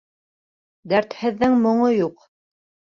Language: Bashkir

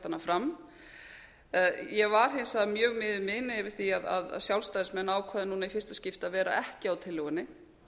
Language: Icelandic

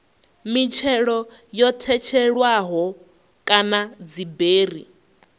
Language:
Venda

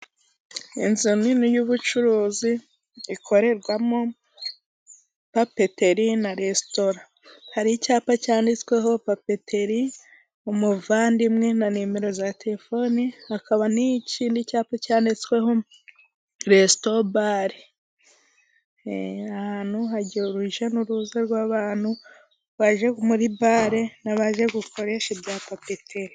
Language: Kinyarwanda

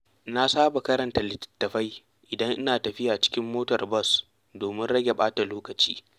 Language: Hausa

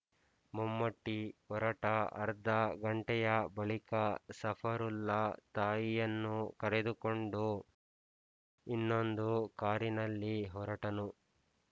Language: Kannada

